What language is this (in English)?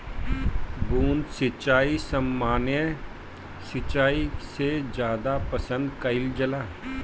Bhojpuri